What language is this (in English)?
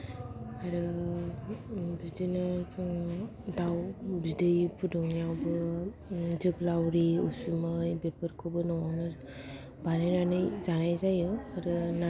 Bodo